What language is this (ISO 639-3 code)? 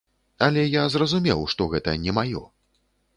bel